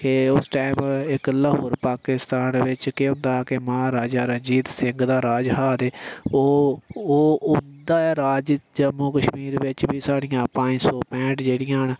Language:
Dogri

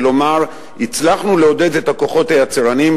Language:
Hebrew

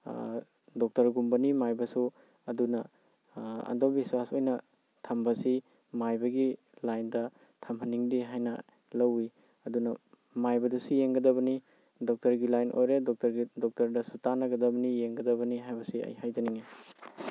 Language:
Manipuri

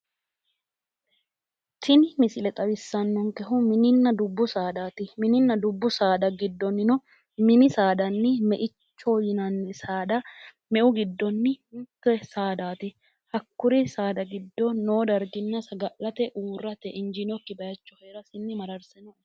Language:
Sidamo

